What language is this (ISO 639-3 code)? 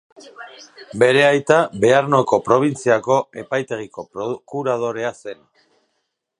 eus